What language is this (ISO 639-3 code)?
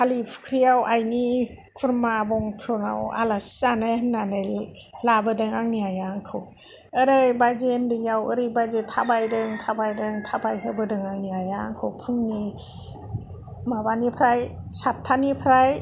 brx